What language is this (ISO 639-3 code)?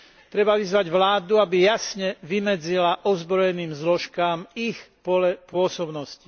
slk